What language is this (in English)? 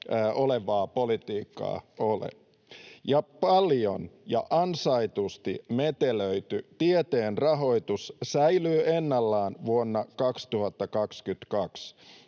Finnish